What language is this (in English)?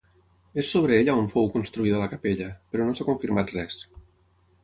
Catalan